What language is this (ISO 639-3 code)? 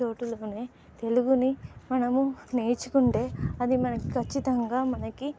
tel